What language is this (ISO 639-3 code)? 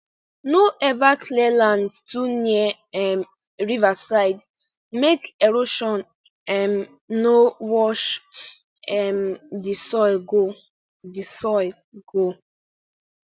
pcm